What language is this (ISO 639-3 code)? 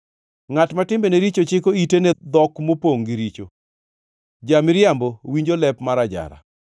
luo